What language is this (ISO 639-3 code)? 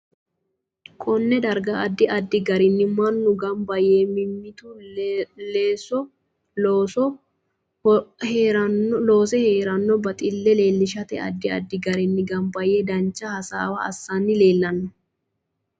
sid